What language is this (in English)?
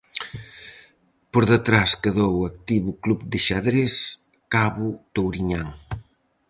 Galician